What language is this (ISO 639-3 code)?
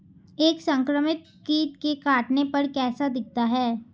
hin